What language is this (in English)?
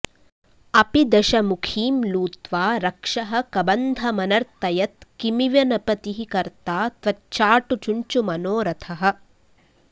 Sanskrit